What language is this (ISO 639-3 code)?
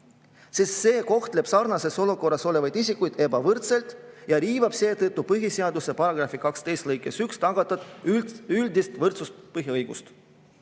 est